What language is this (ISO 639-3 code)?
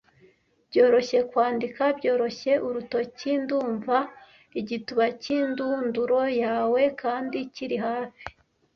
kin